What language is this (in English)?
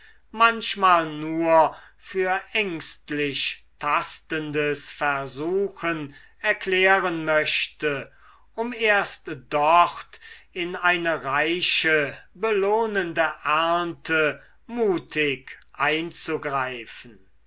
German